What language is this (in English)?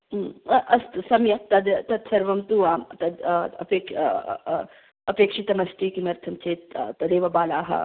Sanskrit